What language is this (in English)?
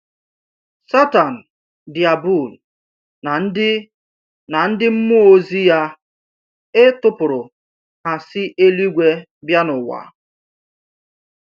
Igbo